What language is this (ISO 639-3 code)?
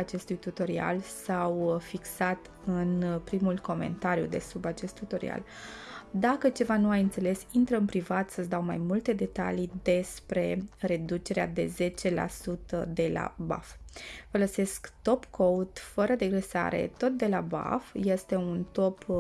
ron